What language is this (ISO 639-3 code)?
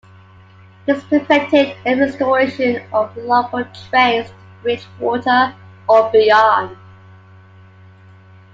eng